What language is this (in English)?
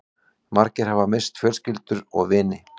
Icelandic